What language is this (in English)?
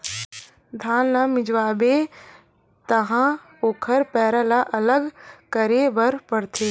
Chhattisgarhi